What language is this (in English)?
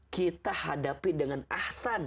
Indonesian